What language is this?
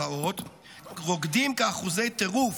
Hebrew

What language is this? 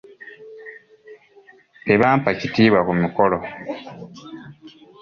Ganda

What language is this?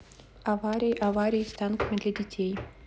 Russian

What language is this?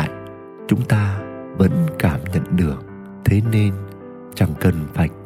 Vietnamese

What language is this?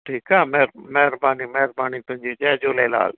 Sindhi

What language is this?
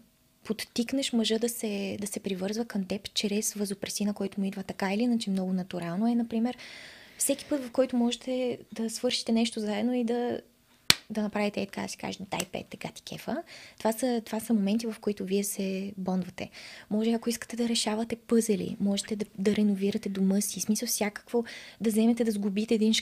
Bulgarian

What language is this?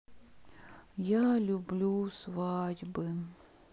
Russian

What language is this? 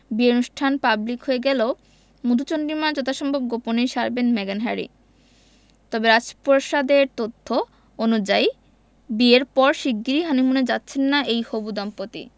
Bangla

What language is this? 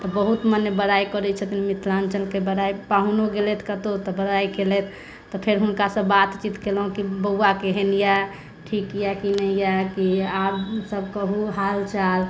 Maithili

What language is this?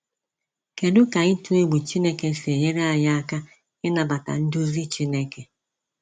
Igbo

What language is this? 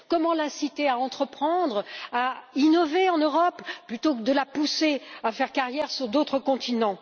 French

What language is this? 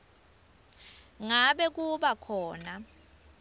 Swati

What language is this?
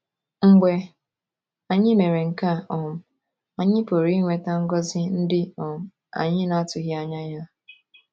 Igbo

